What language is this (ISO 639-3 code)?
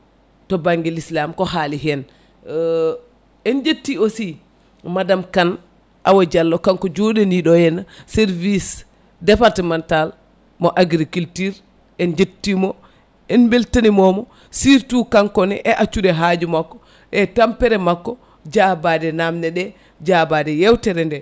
ful